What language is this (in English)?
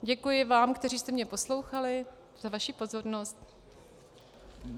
Czech